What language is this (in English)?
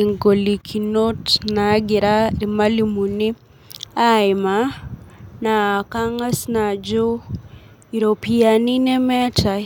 Masai